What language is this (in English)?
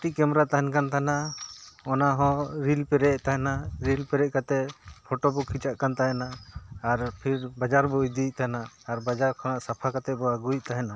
Santali